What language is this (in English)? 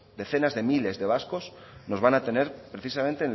Spanish